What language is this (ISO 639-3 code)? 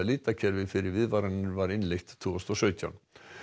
isl